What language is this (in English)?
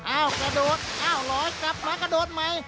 Thai